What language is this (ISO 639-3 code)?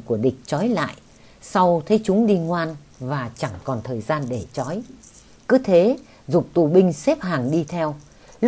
vie